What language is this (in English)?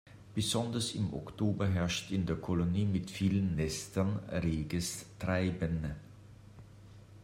German